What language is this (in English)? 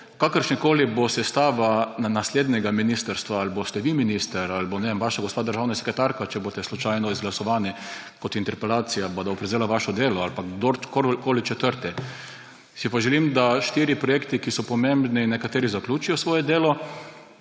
Slovenian